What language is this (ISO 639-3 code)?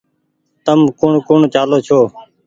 gig